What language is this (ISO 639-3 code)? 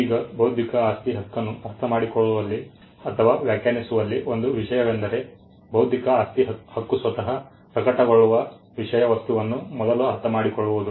kan